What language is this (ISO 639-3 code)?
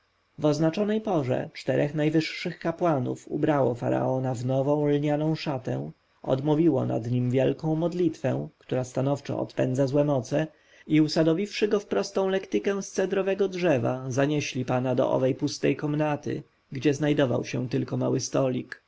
pol